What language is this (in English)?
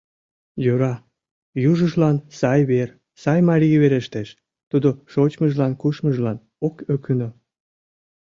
Mari